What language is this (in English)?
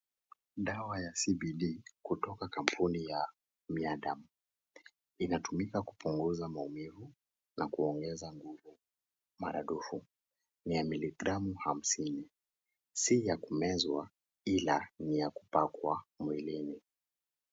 Swahili